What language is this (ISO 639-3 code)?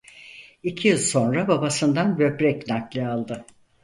tur